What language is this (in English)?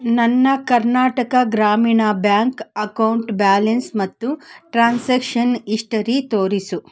Kannada